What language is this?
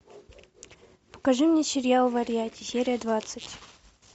Russian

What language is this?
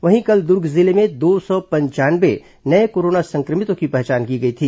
Hindi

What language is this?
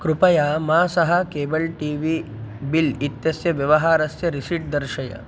Sanskrit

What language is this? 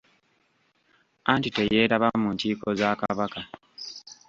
Ganda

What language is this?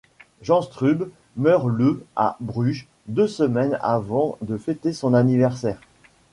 French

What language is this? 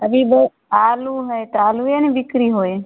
Maithili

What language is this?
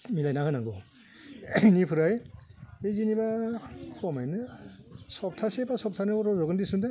Bodo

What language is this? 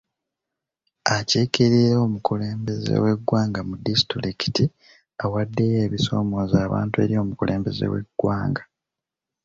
Ganda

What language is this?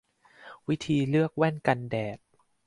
Thai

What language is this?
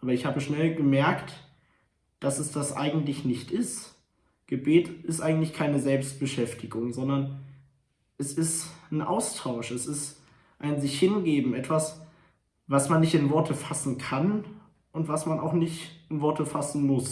German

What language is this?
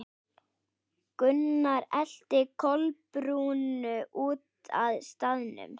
Icelandic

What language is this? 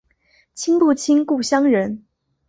Chinese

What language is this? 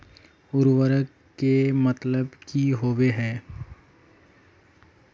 Magahi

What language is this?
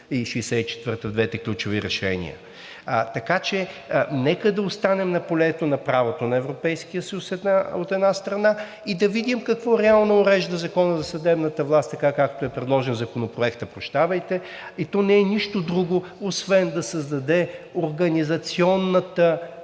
Bulgarian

